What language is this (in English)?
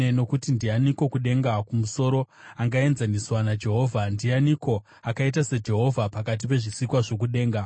Shona